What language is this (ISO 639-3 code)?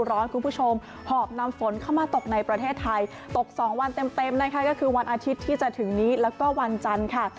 tha